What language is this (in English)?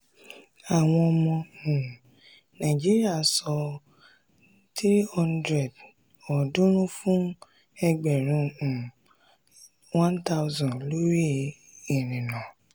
Yoruba